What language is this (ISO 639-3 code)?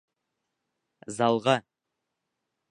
bak